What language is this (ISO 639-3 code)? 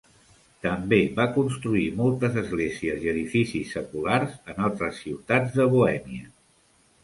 cat